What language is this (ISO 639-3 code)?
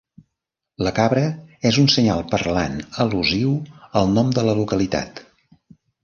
cat